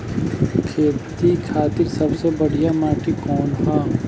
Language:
Bhojpuri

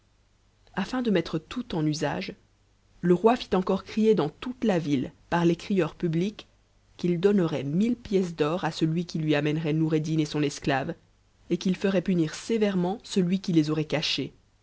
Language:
French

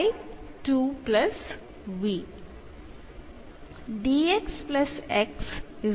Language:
Malayalam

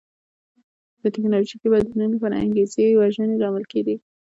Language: Pashto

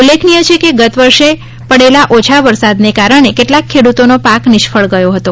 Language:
Gujarati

